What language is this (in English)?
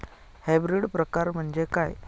Marathi